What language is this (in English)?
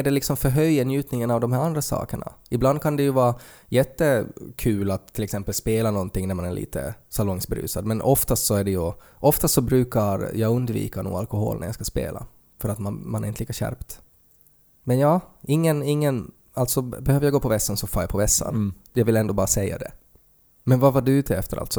Swedish